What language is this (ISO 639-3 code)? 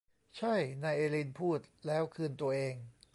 tha